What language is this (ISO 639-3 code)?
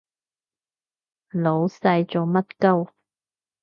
yue